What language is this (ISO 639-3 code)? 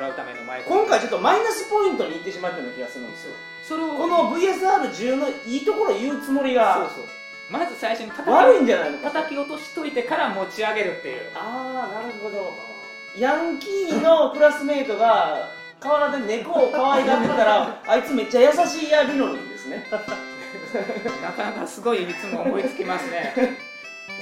jpn